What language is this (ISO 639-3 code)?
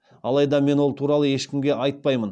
kaz